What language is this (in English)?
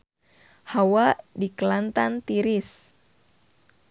Sundanese